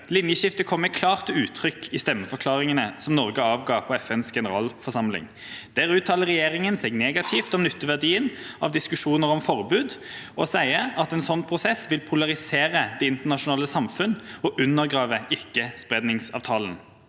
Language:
Norwegian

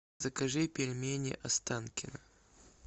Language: Russian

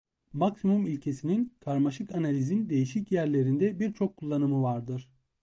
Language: Turkish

